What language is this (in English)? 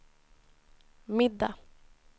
Swedish